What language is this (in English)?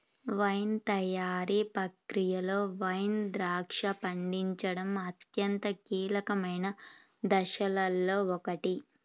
Telugu